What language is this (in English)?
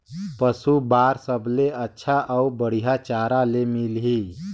Chhattisgarhi